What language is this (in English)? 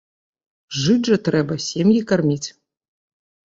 Belarusian